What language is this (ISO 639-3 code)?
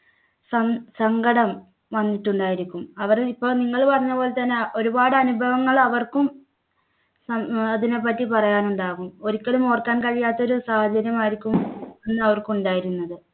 mal